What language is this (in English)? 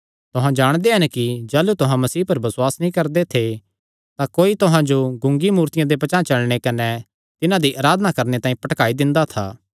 Kangri